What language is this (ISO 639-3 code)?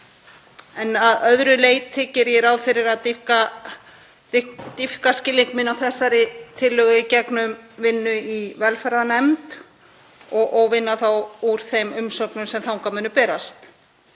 isl